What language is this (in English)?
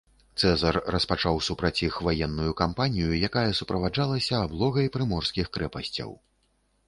Belarusian